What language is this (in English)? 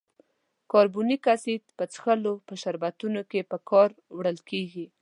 Pashto